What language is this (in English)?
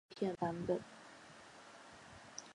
Chinese